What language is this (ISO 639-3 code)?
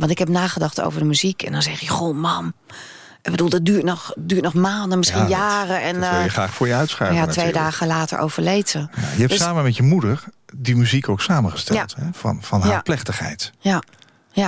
nld